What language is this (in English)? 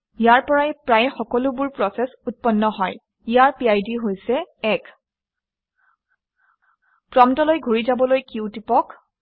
Assamese